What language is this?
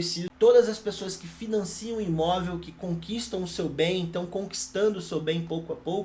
Portuguese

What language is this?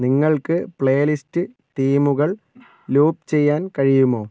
Malayalam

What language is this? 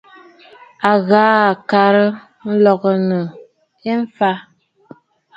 Bafut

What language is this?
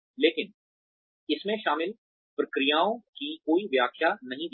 Hindi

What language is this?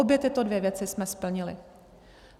Czech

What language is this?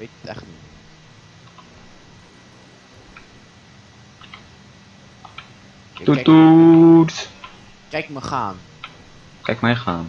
Dutch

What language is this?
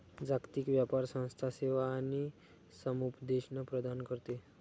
Marathi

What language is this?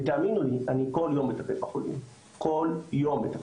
Hebrew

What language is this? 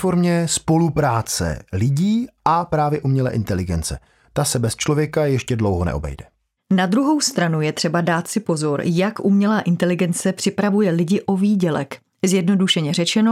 Czech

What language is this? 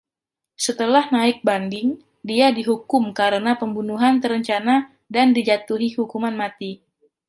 Indonesian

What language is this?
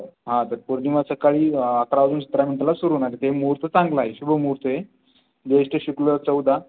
Marathi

